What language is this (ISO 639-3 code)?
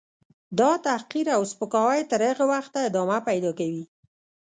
pus